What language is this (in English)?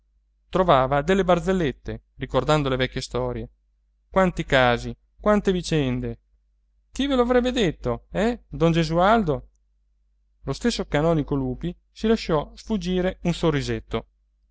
Italian